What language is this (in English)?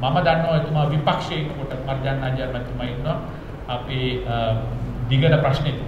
Indonesian